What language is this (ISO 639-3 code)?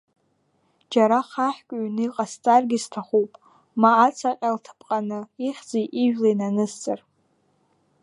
abk